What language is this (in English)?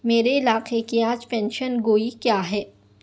Urdu